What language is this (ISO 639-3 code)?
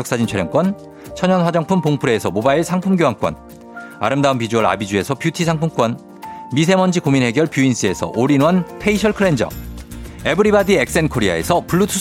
kor